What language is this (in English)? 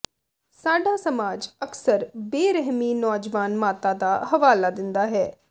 Punjabi